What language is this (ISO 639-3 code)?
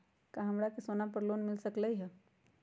mag